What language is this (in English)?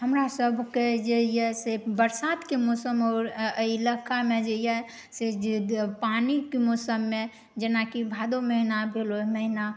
Maithili